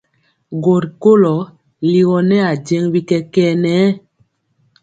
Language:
Mpiemo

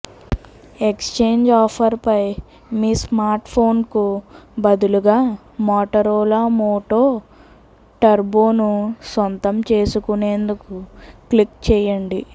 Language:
Telugu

